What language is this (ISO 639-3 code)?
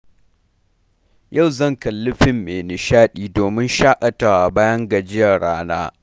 hau